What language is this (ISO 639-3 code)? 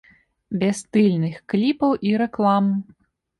bel